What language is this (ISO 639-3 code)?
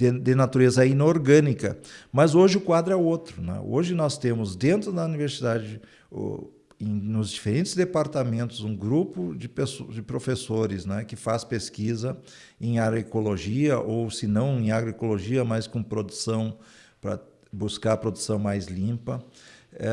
por